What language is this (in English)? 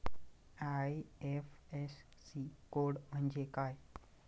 Marathi